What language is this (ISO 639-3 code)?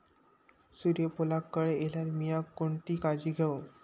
mar